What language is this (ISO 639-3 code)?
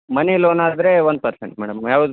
kan